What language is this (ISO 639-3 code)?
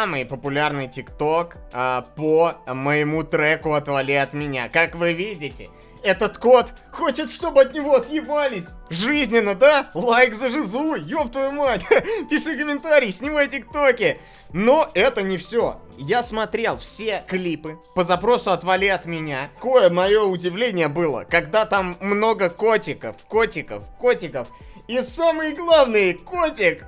rus